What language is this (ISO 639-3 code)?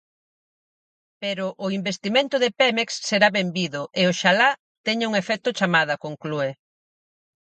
glg